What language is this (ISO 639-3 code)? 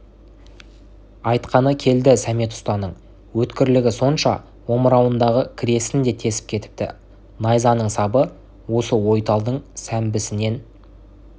kaz